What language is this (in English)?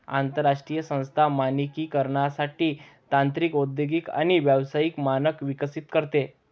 Marathi